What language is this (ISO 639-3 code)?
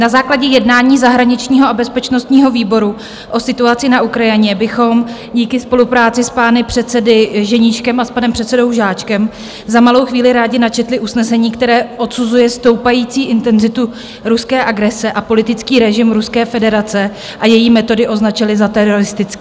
ces